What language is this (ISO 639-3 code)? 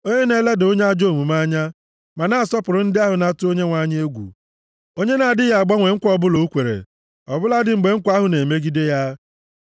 ibo